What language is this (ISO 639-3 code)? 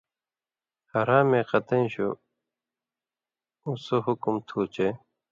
mvy